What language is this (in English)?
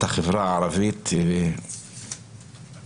Hebrew